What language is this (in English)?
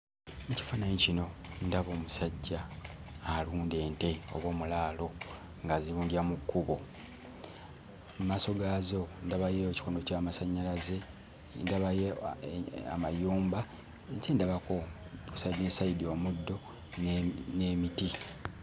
Ganda